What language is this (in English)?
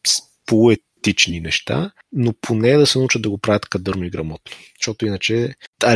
Bulgarian